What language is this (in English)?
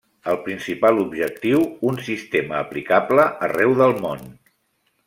Catalan